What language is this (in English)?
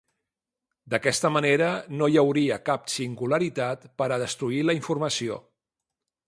Catalan